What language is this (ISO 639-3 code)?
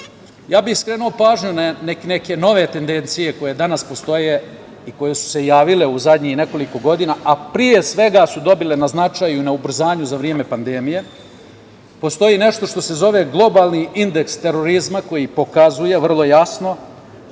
srp